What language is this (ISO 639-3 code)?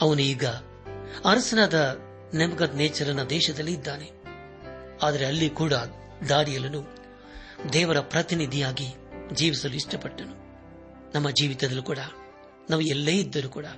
kan